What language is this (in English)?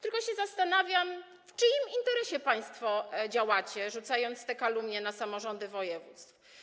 Polish